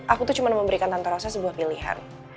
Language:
Indonesian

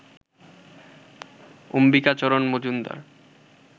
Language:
Bangla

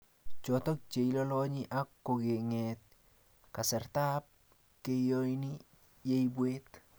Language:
Kalenjin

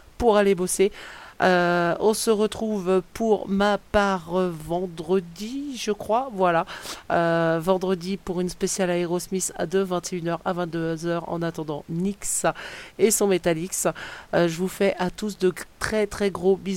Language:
French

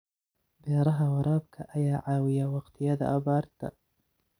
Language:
Somali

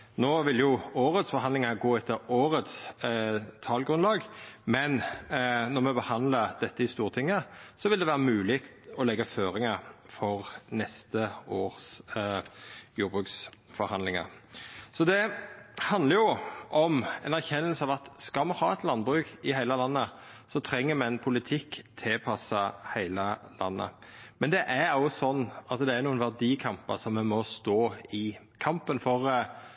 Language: Norwegian Nynorsk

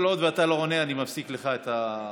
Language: Hebrew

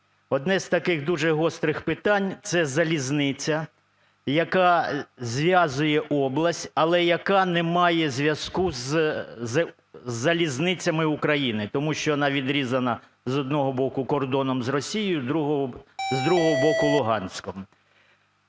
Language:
Ukrainian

